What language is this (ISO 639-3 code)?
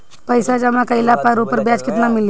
bho